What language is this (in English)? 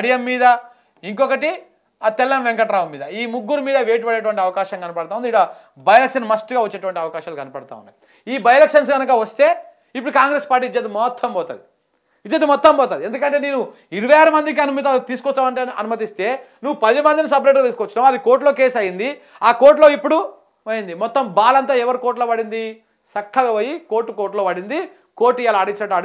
Telugu